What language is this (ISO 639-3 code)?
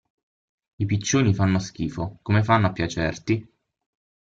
ita